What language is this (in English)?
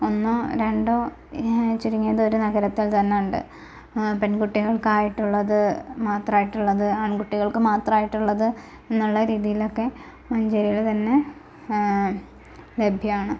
Malayalam